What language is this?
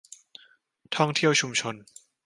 Thai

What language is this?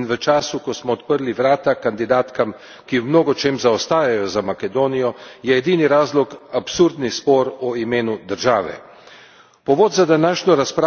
Slovenian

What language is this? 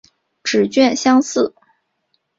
Chinese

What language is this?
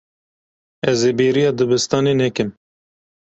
Kurdish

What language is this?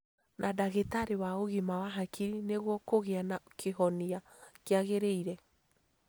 Kikuyu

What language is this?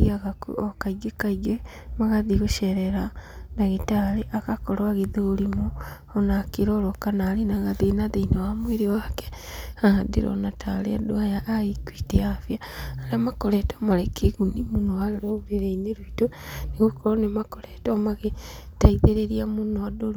Kikuyu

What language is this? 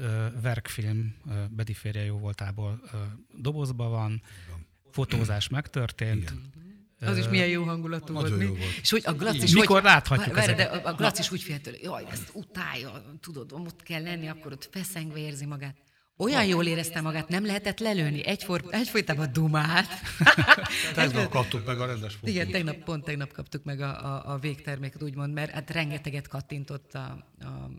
Hungarian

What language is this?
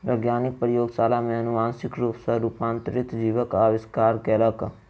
Maithili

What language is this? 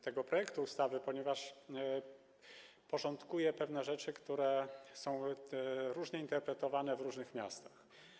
Polish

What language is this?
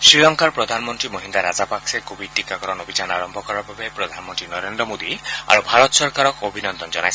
Assamese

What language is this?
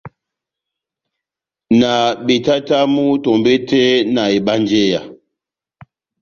Batanga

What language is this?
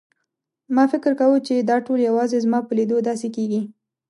Pashto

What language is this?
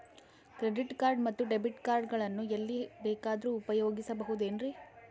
Kannada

